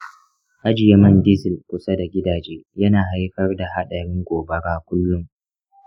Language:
Hausa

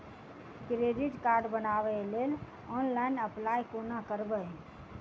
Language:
Maithili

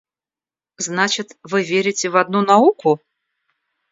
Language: Russian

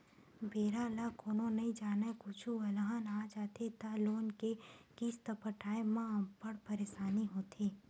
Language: Chhattisgarhi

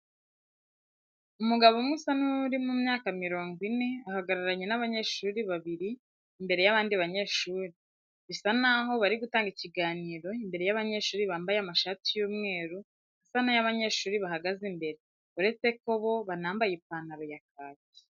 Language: Kinyarwanda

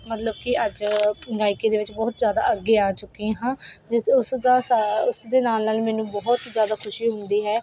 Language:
Punjabi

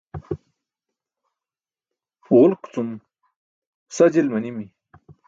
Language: Burushaski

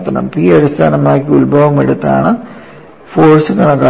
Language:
Malayalam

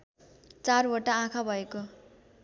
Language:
Nepali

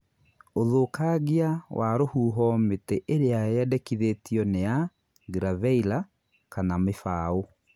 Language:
Kikuyu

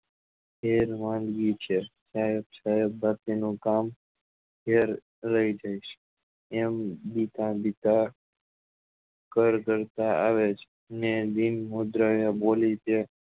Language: Gujarati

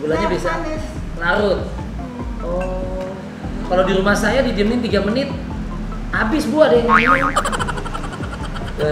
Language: Indonesian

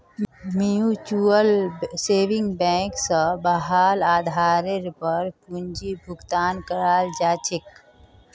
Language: Magahi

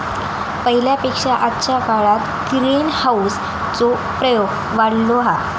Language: Marathi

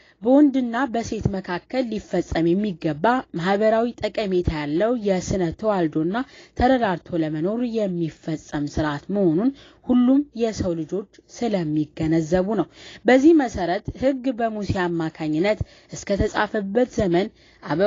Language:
Arabic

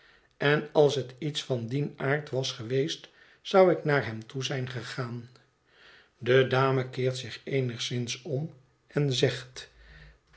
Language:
Dutch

